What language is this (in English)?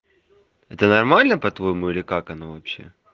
Russian